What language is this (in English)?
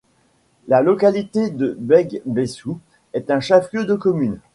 French